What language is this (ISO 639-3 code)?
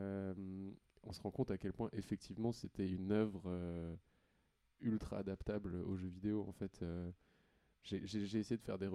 fra